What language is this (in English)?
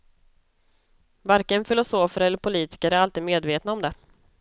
Swedish